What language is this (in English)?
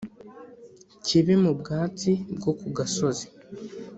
Kinyarwanda